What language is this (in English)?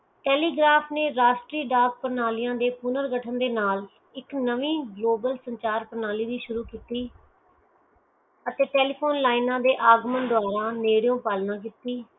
Punjabi